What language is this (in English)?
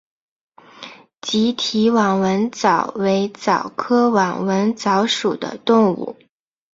Chinese